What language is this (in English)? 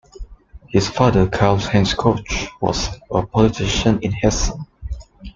English